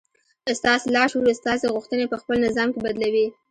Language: Pashto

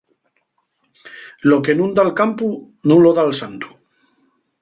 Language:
Asturian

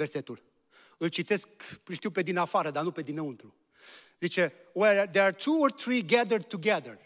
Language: Romanian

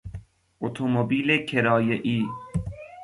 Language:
Persian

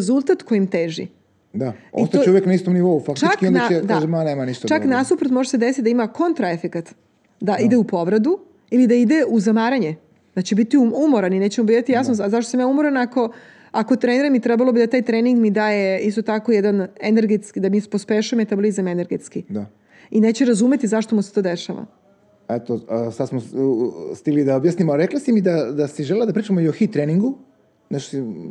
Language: Croatian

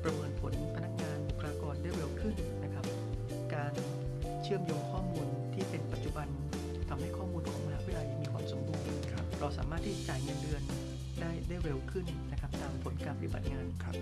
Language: Thai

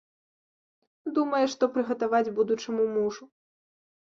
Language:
Belarusian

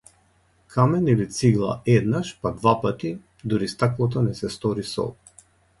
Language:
Macedonian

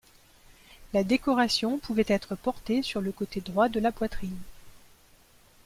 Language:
French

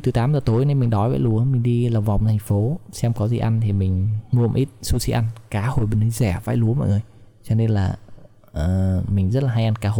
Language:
Vietnamese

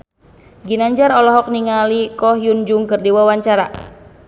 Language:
Sundanese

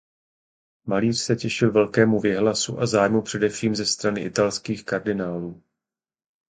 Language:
Czech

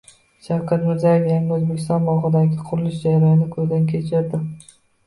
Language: Uzbek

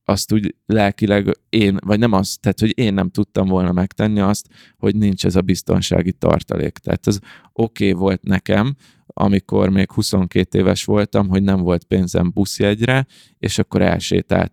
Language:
Hungarian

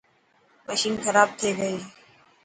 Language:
Dhatki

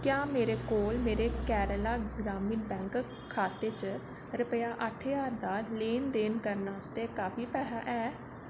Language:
Dogri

